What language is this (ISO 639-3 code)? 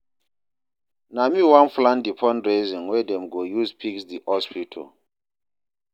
pcm